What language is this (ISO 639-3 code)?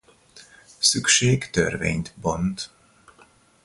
hun